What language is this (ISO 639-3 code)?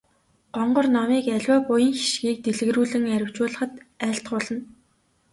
mon